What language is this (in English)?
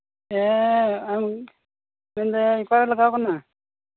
Santali